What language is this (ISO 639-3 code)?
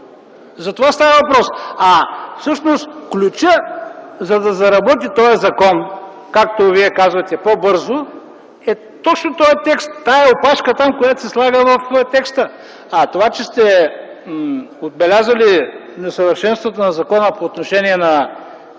bul